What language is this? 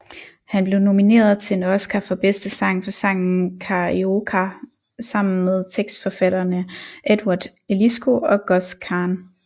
Danish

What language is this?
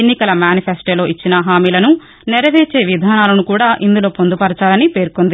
Telugu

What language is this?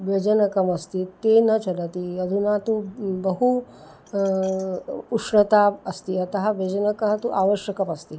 Sanskrit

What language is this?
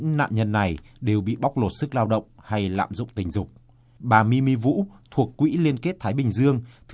Vietnamese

